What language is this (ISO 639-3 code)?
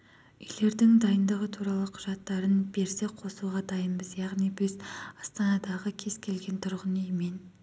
kaz